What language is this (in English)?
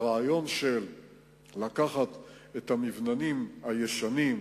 Hebrew